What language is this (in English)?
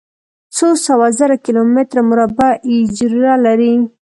Pashto